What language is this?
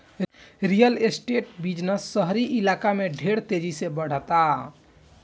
Bhojpuri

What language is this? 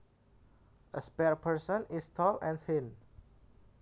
Javanese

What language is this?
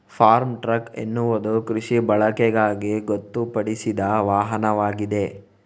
Kannada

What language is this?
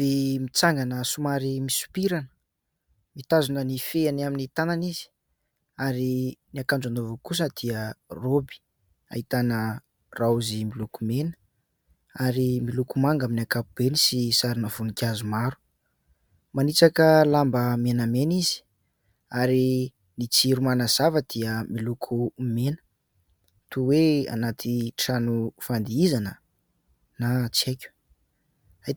Malagasy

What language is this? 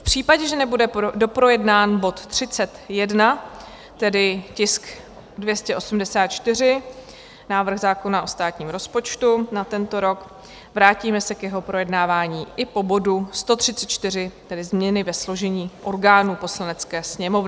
Czech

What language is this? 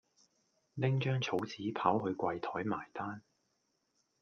Cantonese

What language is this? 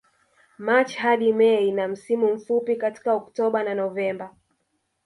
Swahili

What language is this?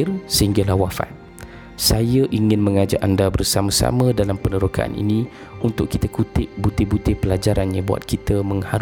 Malay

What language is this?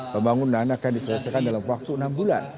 Indonesian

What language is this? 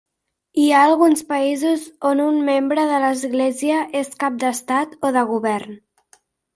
Catalan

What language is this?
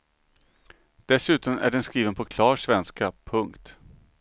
Swedish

